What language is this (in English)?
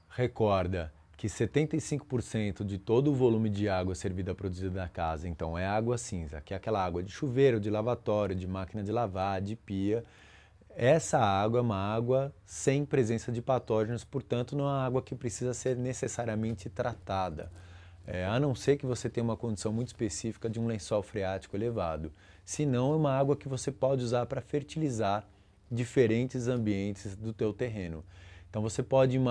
Portuguese